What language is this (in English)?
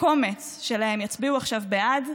Hebrew